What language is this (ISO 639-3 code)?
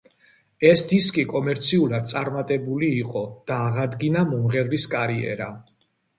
kat